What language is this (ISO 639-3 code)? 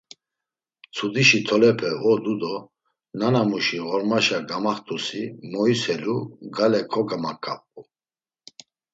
lzz